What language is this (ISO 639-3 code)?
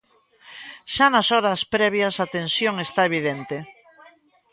glg